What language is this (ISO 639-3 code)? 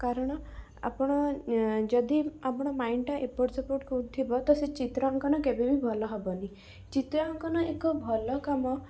ori